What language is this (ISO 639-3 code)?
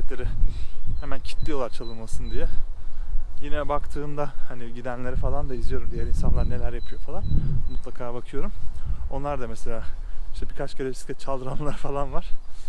tur